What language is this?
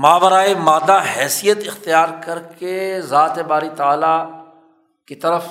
Urdu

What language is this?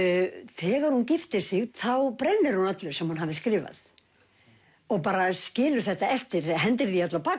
Icelandic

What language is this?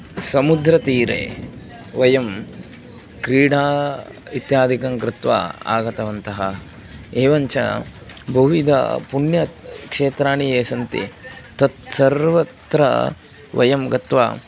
Sanskrit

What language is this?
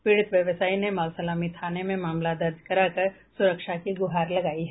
Hindi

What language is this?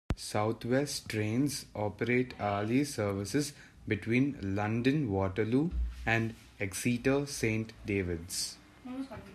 English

